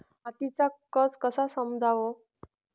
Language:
Marathi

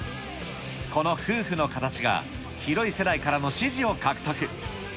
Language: Japanese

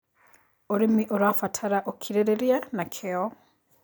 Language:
Kikuyu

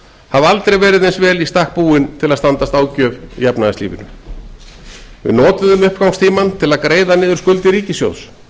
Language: Icelandic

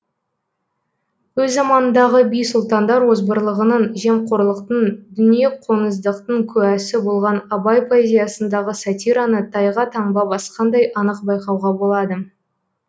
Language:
Kazakh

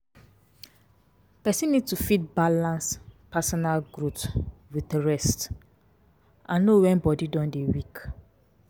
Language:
Nigerian Pidgin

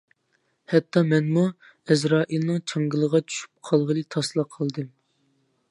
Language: Uyghur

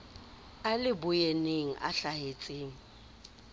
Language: Southern Sotho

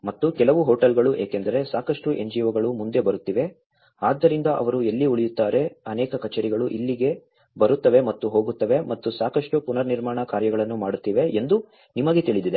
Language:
Kannada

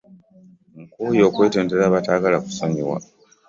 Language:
Ganda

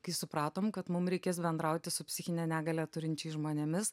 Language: Lithuanian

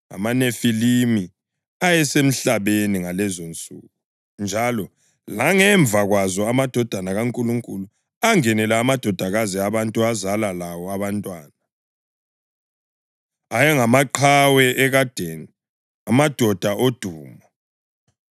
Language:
North Ndebele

